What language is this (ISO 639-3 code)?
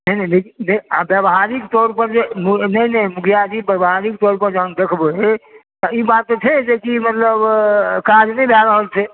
mai